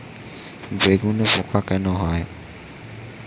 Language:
Bangla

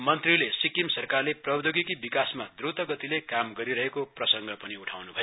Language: Nepali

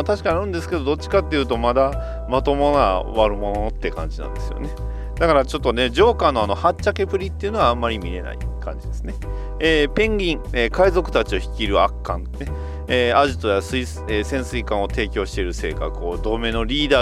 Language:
Japanese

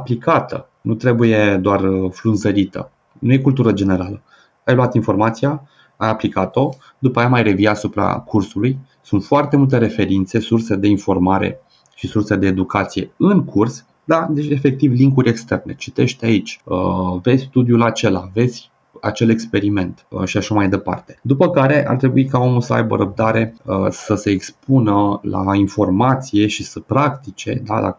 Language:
Romanian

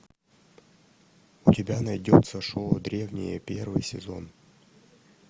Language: Russian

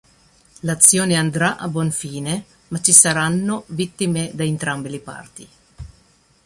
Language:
Italian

